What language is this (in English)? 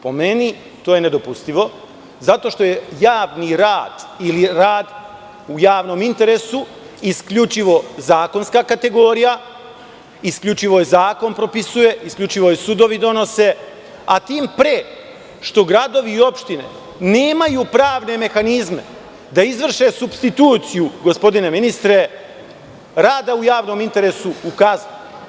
Serbian